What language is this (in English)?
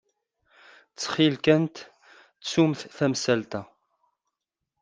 Kabyle